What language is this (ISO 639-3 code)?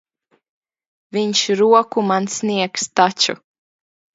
lav